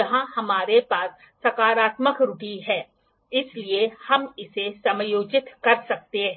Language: Hindi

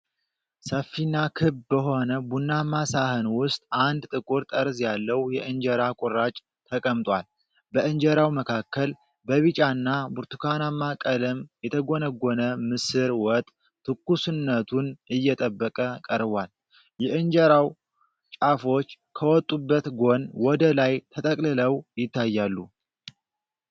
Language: Amharic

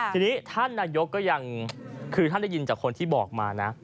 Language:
Thai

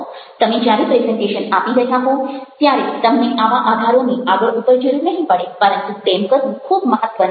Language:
Gujarati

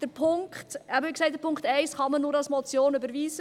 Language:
Swiss German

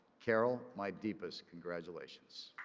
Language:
English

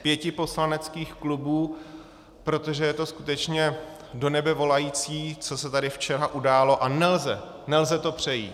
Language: Czech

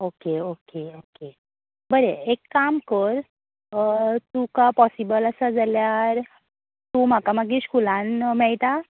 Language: Konkani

